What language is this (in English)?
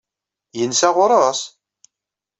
Kabyle